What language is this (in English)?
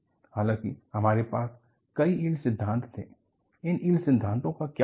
Hindi